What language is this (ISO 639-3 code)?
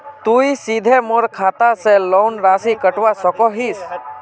mag